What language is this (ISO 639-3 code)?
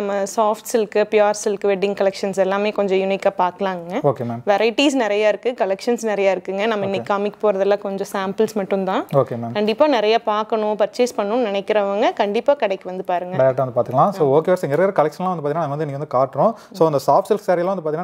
nld